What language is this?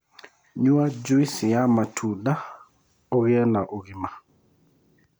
Kikuyu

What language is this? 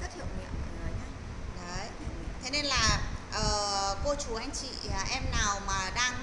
Vietnamese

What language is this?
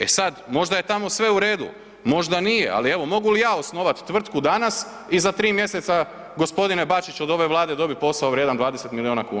Croatian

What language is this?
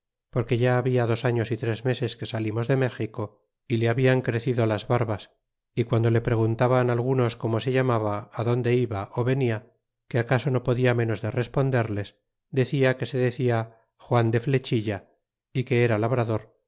Spanish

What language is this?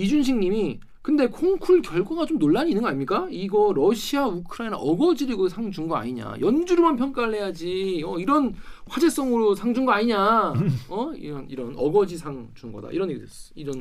Korean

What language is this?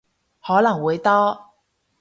Cantonese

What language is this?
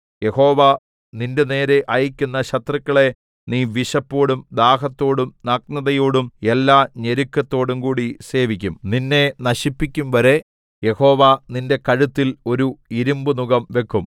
Malayalam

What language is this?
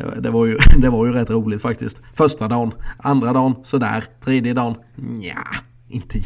Swedish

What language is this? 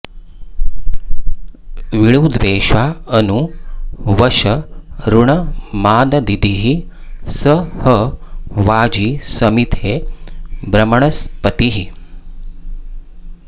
Sanskrit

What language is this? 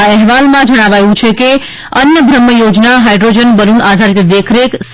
Gujarati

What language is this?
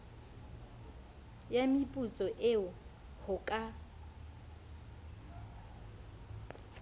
Southern Sotho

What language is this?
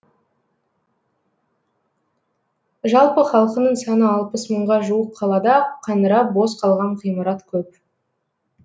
Kazakh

